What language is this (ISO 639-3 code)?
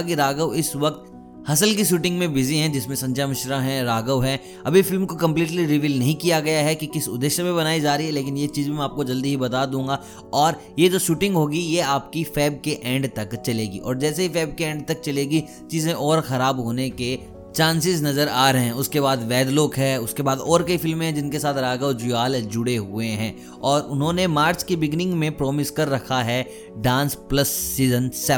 hin